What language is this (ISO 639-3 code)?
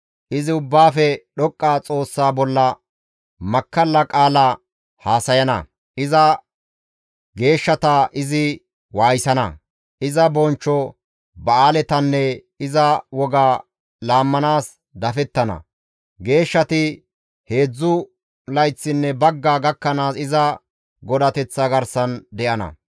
gmv